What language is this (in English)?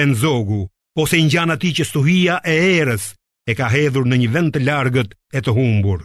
Romanian